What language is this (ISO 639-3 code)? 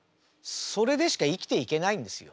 jpn